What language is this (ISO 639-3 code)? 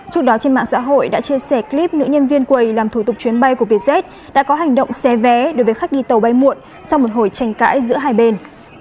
vie